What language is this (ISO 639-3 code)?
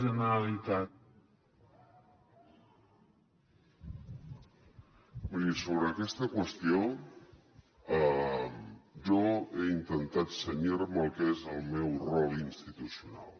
cat